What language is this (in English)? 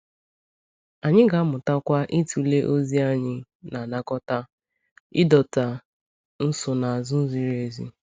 Igbo